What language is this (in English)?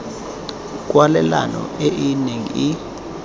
Tswana